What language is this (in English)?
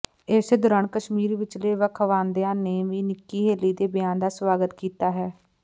Punjabi